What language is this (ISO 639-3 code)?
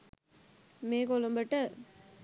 sin